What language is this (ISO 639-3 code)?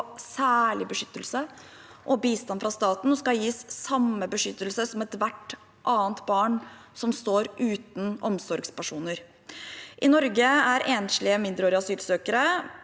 nor